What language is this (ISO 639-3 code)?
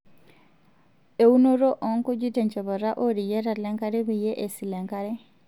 mas